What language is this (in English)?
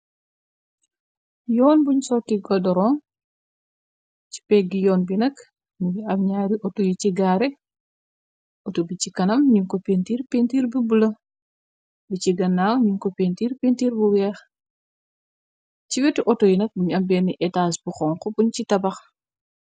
Wolof